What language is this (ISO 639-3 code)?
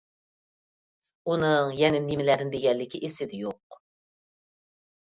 uig